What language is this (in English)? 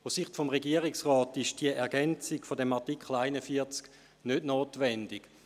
Swiss German